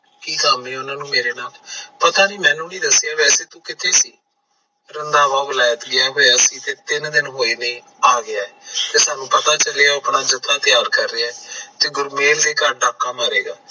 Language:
Punjabi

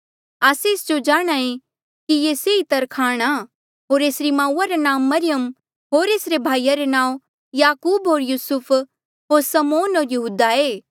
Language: Mandeali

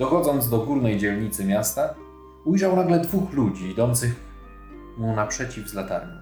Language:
Polish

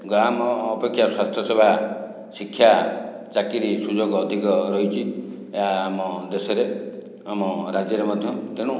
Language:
Odia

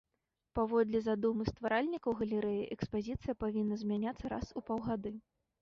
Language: Belarusian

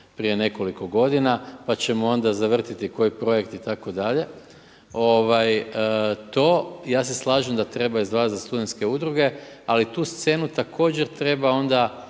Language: Croatian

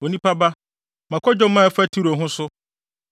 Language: Akan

